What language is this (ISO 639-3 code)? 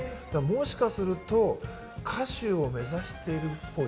jpn